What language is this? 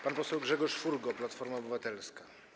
Polish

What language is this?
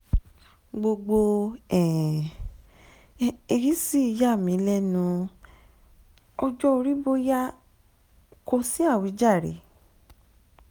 Yoruba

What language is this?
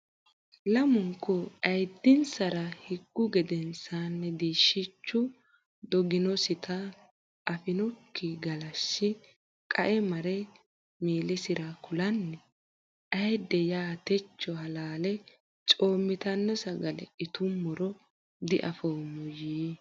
Sidamo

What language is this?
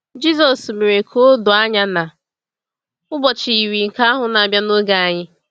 Igbo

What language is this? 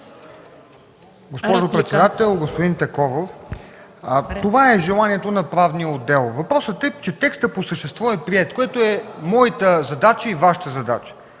Bulgarian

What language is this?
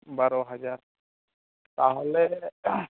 Santali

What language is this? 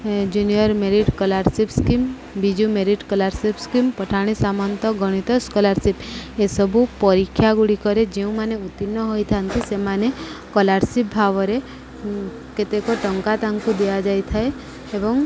Odia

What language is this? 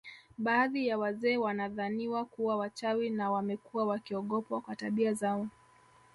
Swahili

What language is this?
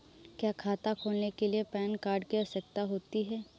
Hindi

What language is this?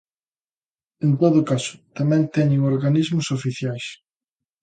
Galician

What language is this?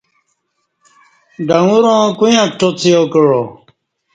Kati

